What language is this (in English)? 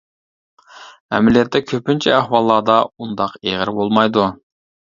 Uyghur